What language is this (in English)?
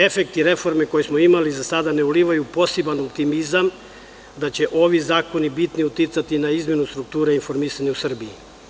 Serbian